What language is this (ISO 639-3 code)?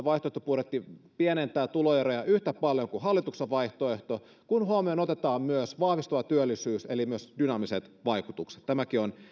fin